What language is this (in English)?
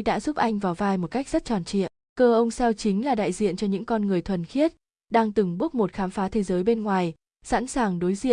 Vietnamese